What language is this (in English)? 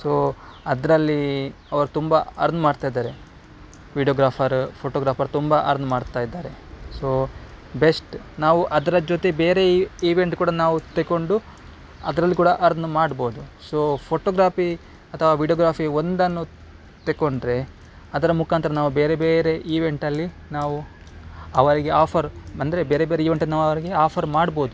Kannada